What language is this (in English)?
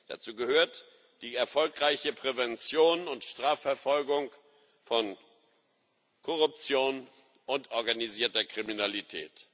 German